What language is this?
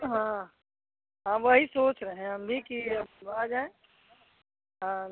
Hindi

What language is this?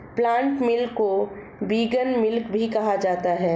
Hindi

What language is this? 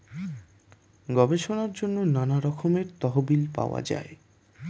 Bangla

